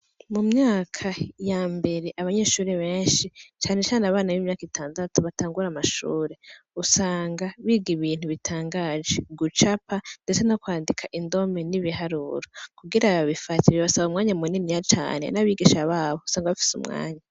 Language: Rundi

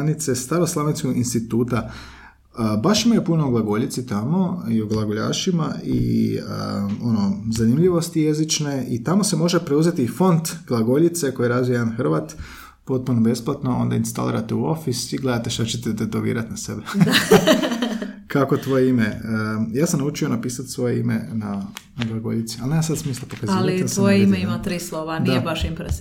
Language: Croatian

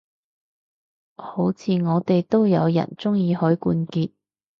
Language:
Cantonese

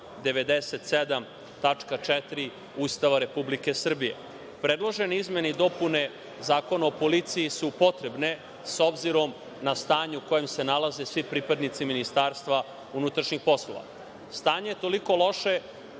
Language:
Serbian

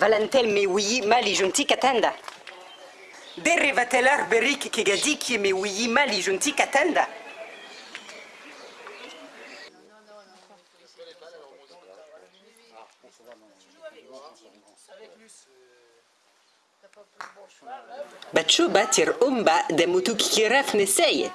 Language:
French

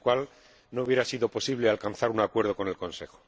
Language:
Spanish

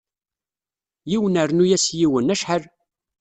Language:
Kabyle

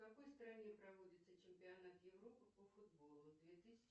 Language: Russian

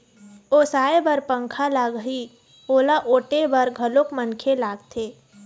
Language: Chhattisgarhi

